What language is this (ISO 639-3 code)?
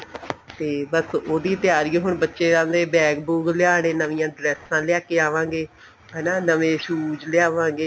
pan